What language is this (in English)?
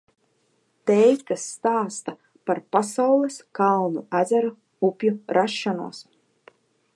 Latvian